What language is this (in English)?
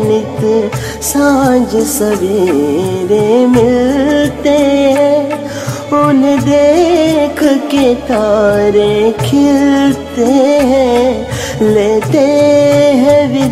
Hindi